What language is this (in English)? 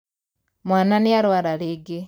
Kikuyu